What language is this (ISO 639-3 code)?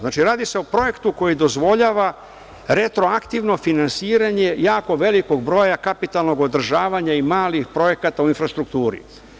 srp